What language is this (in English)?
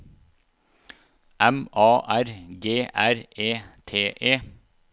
Norwegian